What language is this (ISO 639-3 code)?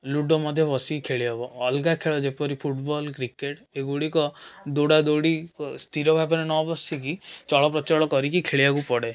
ori